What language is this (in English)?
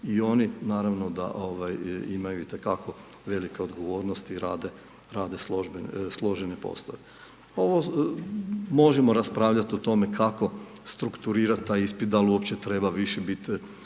Croatian